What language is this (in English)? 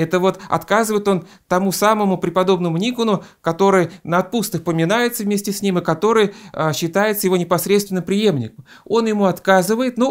Russian